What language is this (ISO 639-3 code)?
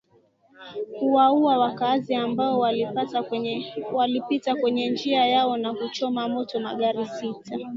swa